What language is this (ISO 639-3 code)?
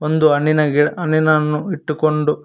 kan